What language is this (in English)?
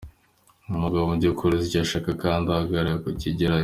Kinyarwanda